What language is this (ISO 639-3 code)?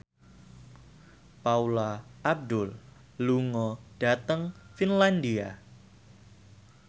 jav